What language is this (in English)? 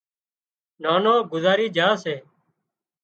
Wadiyara Koli